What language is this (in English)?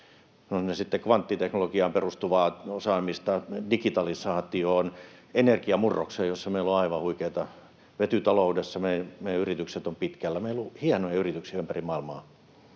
Finnish